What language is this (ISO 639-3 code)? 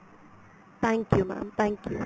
pan